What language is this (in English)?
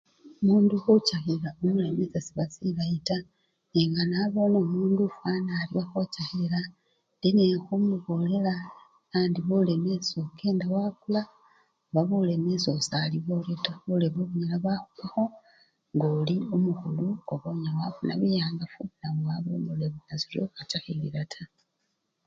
Luyia